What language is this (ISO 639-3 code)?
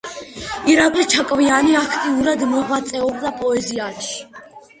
kat